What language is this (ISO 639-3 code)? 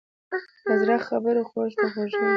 pus